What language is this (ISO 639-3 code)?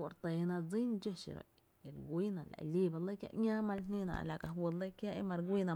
cte